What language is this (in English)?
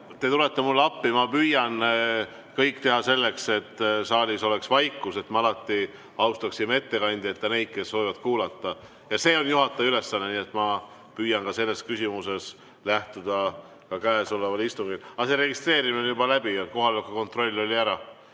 Estonian